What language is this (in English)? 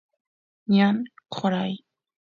Santiago del Estero Quichua